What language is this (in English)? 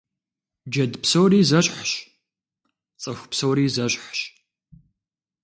Kabardian